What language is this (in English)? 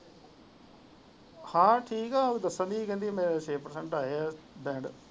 Punjabi